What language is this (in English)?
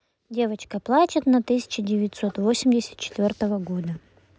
Russian